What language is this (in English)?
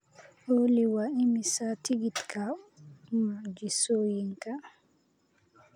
Somali